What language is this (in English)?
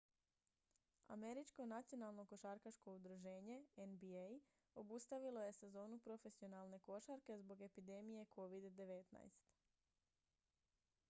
Croatian